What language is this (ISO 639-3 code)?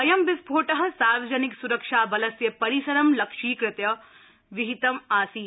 san